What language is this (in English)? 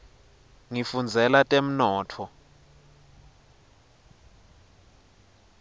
Swati